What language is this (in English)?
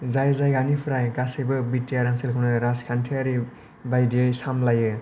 Bodo